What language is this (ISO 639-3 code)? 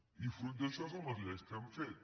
cat